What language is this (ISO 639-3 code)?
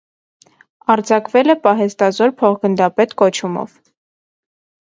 hye